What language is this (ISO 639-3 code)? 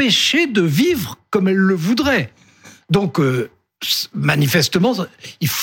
fra